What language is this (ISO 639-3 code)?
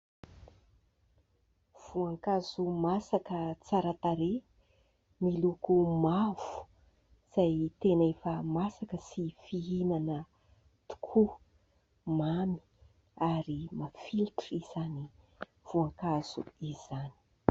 mlg